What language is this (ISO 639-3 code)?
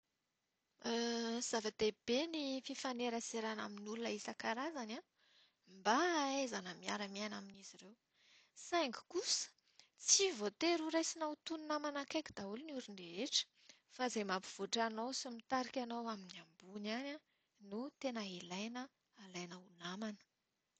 mlg